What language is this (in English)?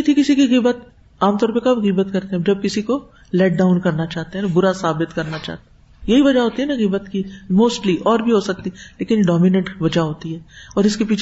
Urdu